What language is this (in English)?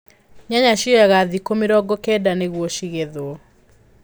Kikuyu